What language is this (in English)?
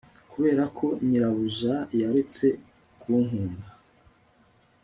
Kinyarwanda